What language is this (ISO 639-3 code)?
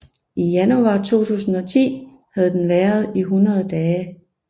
dan